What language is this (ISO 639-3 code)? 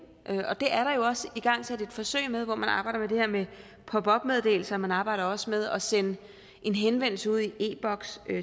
dan